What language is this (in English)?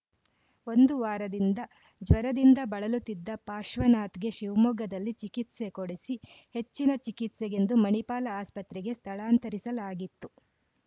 Kannada